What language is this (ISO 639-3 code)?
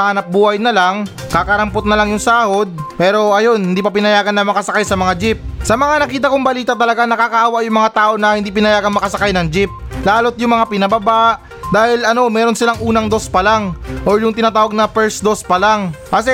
fil